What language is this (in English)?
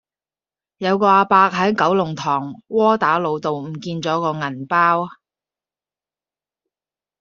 Cantonese